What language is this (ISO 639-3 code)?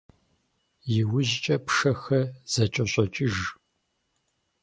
kbd